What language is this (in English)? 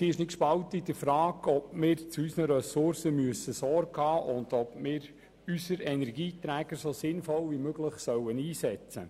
Swiss German